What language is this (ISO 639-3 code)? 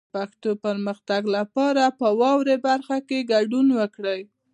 pus